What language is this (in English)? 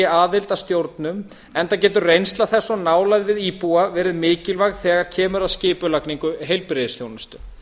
Icelandic